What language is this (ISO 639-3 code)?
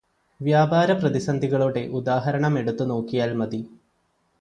mal